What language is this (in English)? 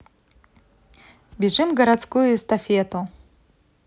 Russian